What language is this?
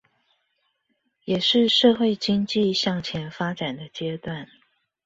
Chinese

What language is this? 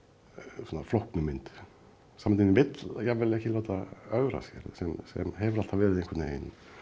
Icelandic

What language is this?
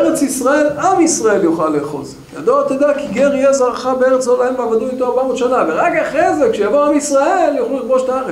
Hebrew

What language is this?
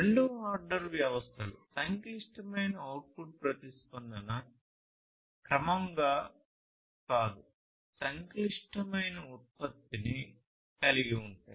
Telugu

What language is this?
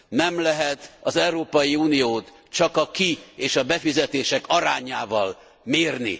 Hungarian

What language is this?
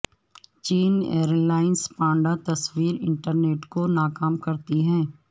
Urdu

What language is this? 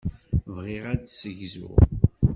Kabyle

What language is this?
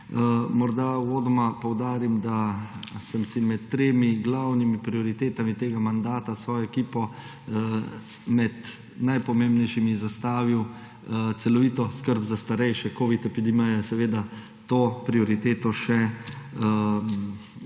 Slovenian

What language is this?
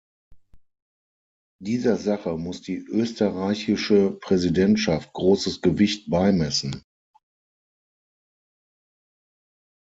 German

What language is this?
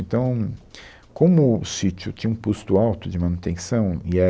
Portuguese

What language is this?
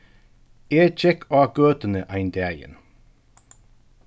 Faroese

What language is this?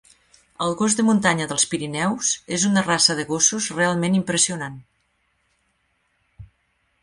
Catalan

